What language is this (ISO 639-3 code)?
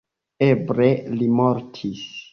epo